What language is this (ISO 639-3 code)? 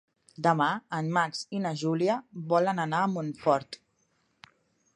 cat